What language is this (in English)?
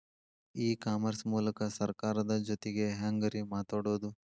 Kannada